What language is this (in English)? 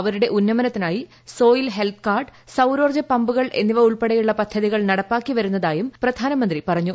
Malayalam